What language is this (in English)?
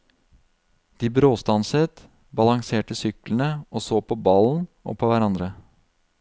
Norwegian